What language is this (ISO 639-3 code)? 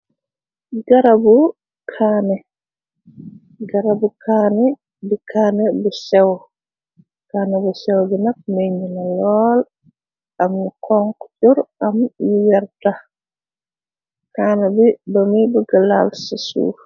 wol